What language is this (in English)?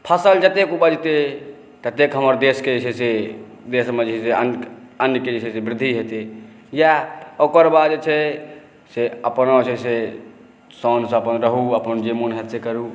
Maithili